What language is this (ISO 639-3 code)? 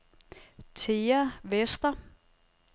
dan